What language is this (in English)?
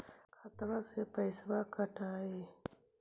Magahi